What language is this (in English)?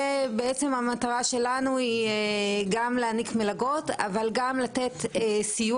Hebrew